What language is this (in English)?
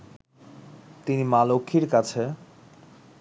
Bangla